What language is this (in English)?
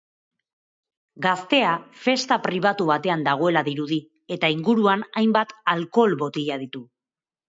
Basque